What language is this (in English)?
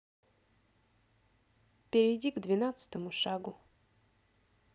Russian